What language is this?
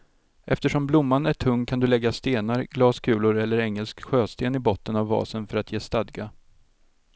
Swedish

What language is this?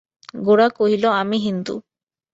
Bangla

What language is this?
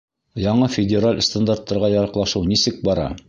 Bashkir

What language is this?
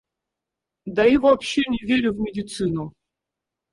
Russian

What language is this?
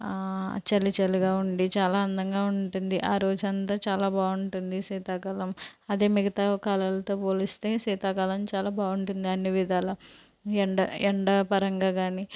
Telugu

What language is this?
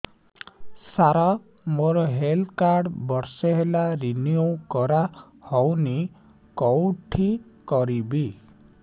Odia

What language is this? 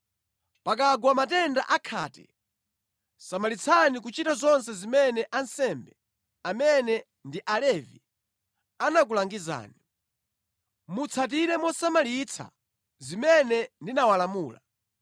Nyanja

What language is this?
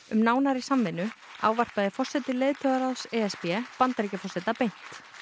Icelandic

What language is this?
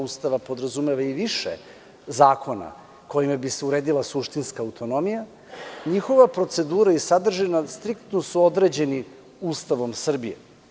Serbian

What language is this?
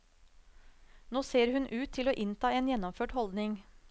Norwegian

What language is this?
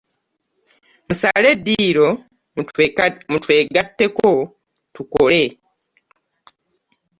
Ganda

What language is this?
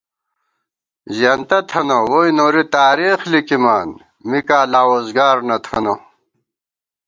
Gawar-Bati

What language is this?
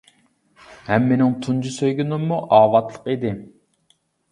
Uyghur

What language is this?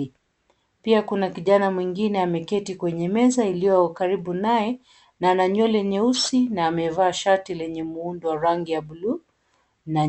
Swahili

